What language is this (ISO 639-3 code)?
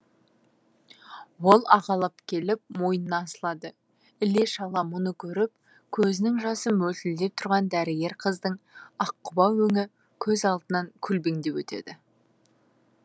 kaz